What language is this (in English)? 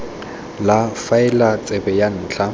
Tswana